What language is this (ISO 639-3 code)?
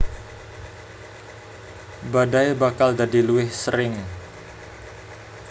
jav